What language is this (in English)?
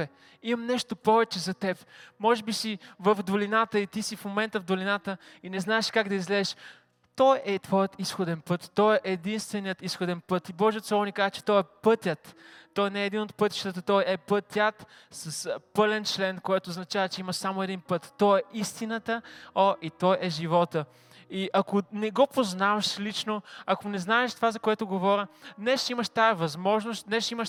Bulgarian